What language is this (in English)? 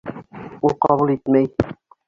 Bashkir